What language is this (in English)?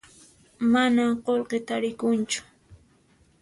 Puno Quechua